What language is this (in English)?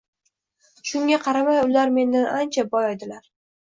Uzbek